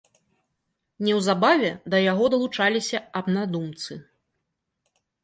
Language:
Belarusian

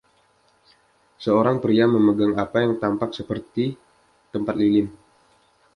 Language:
Indonesian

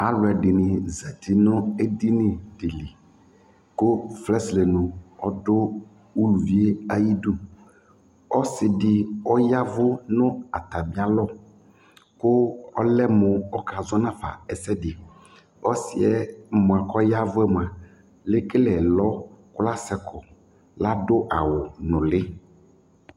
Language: Ikposo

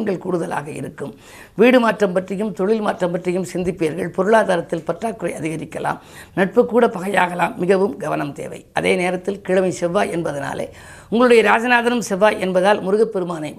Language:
Tamil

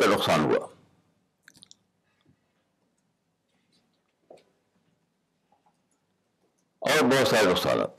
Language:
Urdu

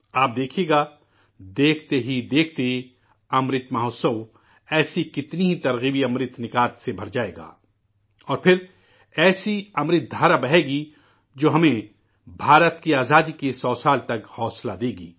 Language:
Urdu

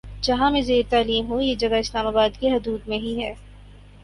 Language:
Urdu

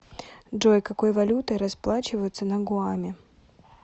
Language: Russian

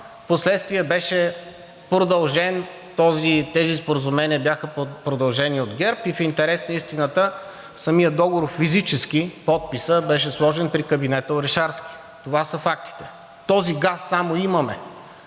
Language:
Bulgarian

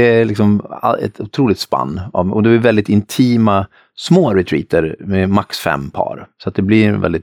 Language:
Swedish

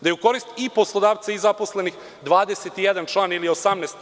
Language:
Serbian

